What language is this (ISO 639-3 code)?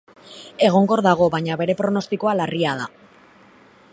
eus